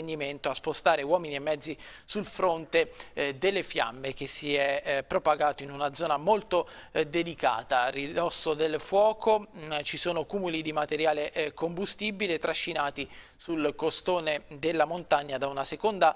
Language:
Italian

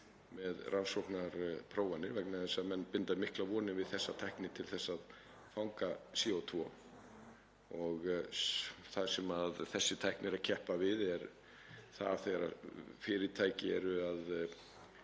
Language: Icelandic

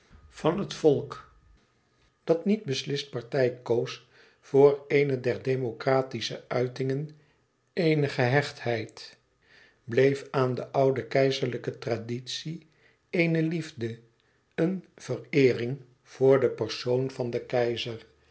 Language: Dutch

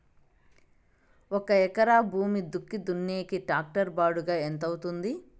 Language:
Telugu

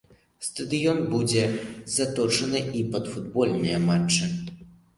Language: Belarusian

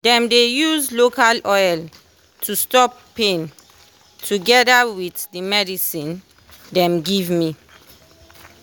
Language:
Nigerian Pidgin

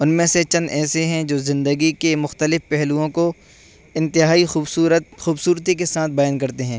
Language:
Urdu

